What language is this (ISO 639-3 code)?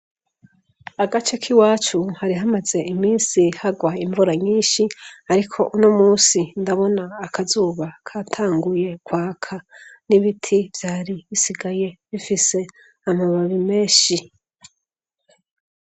run